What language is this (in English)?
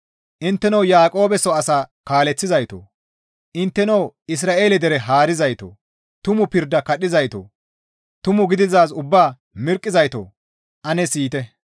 Gamo